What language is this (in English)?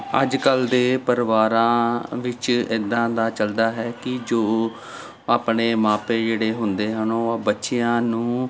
Punjabi